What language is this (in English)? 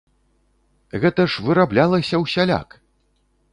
Belarusian